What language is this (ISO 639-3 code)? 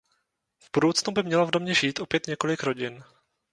ces